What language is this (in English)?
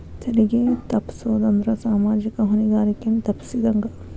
Kannada